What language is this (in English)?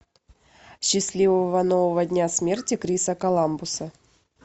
Russian